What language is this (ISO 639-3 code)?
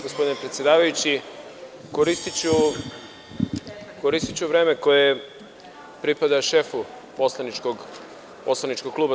srp